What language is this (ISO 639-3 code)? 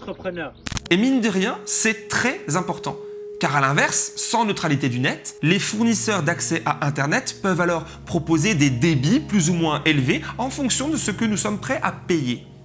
fra